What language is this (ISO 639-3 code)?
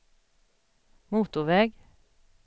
swe